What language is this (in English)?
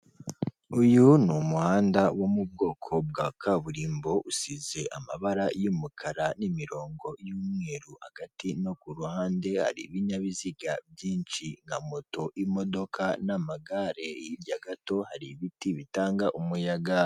Kinyarwanda